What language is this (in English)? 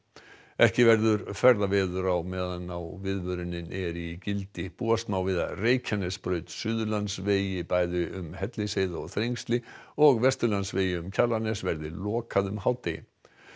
Icelandic